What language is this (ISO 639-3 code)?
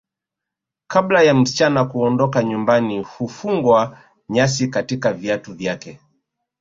swa